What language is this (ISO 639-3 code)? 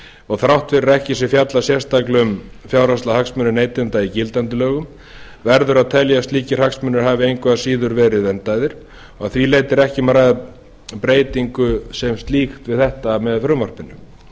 isl